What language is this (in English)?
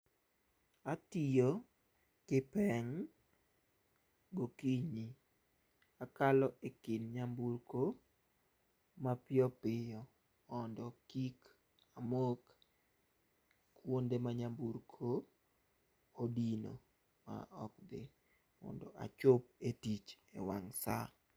Luo (Kenya and Tanzania)